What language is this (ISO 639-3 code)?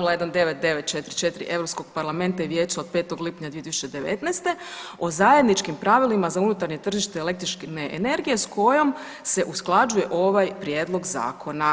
hrv